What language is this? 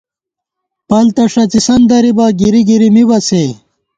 Gawar-Bati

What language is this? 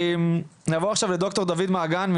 Hebrew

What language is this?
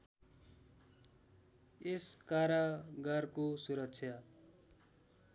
Nepali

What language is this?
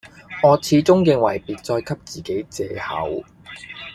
Cantonese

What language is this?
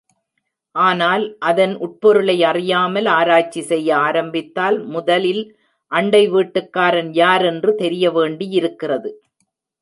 Tamil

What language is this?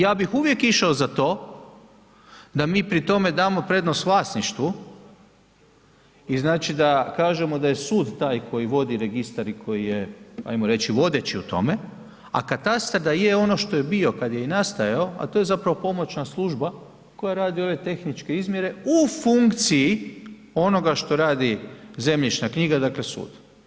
Croatian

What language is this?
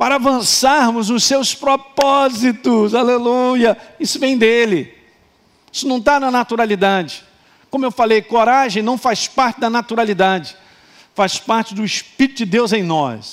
Portuguese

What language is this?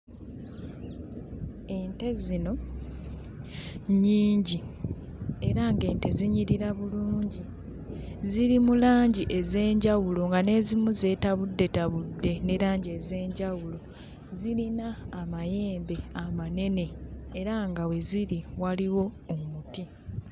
Ganda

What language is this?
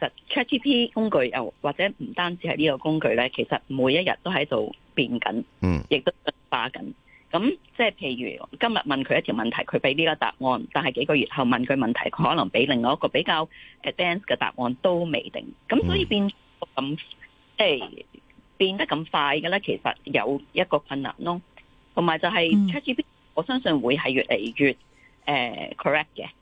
Chinese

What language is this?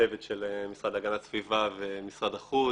Hebrew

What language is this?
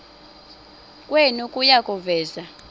Xhosa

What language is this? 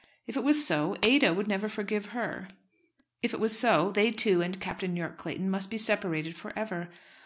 English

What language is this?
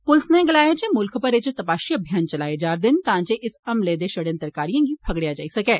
Dogri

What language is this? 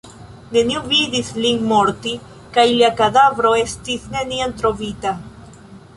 Esperanto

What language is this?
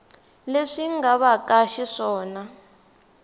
Tsonga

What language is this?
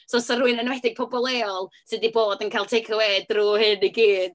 Welsh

